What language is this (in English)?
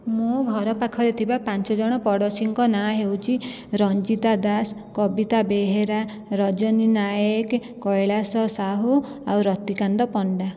Odia